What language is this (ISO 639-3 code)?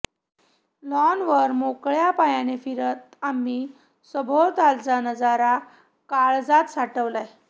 mar